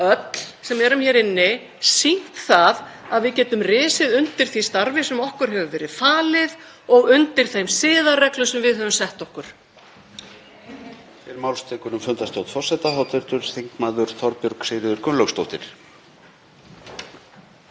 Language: Icelandic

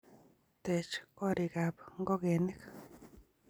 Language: Kalenjin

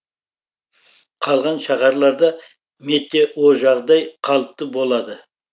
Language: Kazakh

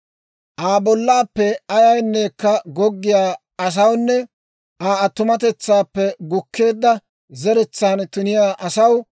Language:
Dawro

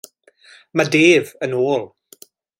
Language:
Welsh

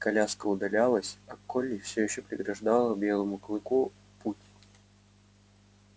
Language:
Russian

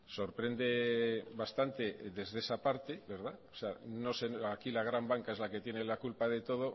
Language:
Spanish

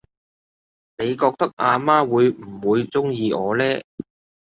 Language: Cantonese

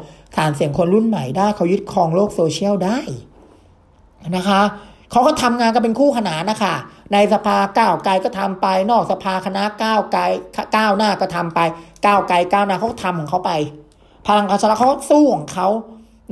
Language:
Thai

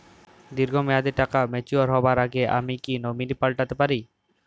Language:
Bangla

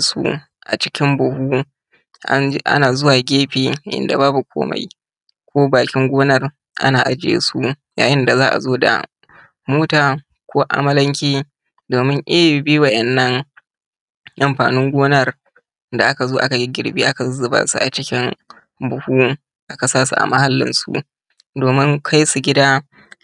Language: Hausa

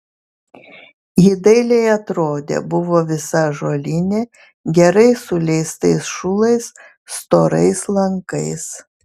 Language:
Lithuanian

